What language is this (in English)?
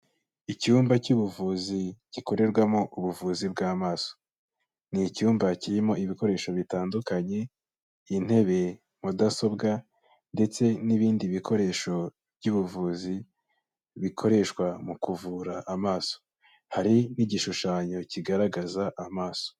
Kinyarwanda